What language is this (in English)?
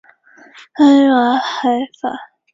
Chinese